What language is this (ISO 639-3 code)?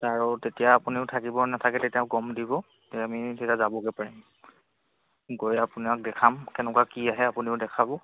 asm